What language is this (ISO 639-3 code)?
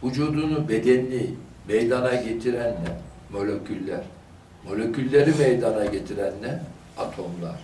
tur